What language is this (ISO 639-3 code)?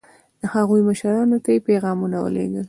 pus